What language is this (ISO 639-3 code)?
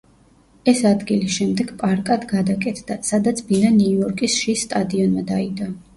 kat